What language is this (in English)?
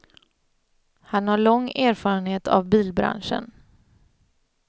Swedish